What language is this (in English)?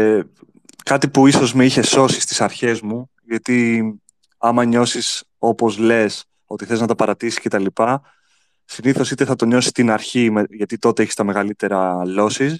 Greek